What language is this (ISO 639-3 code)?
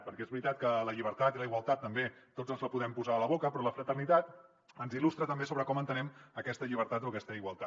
cat